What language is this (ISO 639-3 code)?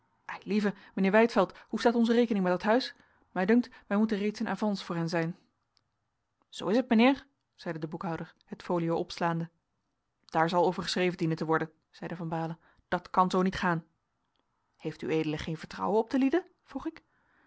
nld